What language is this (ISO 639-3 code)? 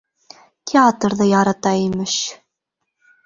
bak